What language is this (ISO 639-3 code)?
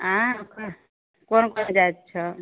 mai